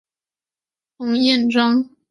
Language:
Chinese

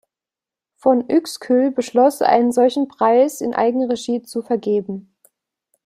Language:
German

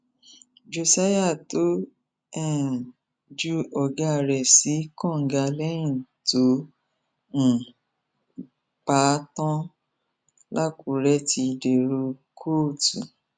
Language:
Yoruba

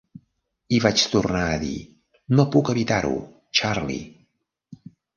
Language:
Catalan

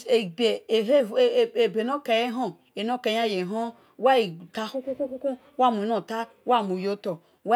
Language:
Esan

